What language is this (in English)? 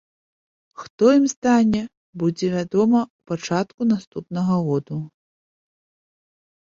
Belarusian